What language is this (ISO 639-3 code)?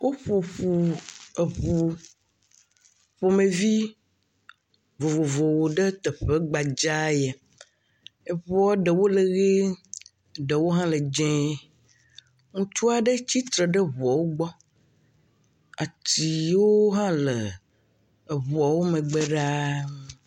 ewe